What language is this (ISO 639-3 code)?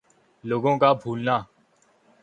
urd